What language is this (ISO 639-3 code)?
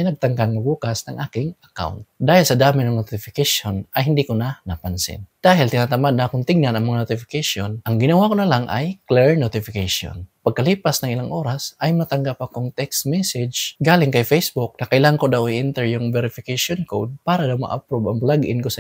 fil